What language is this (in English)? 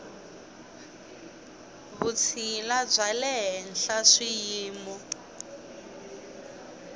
Tsonga